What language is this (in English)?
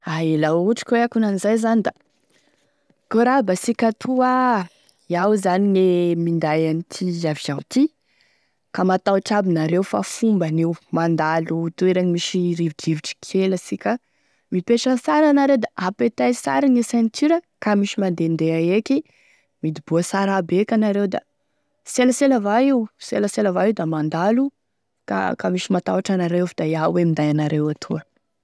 Tesaka Malagasy